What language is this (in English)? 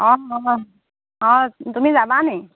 Assamese